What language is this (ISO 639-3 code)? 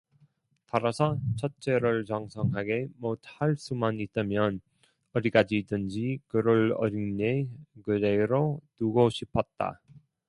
kor